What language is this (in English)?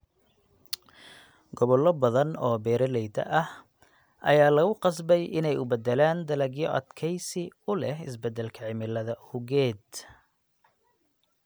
Somali